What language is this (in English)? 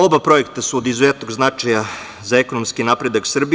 Serbian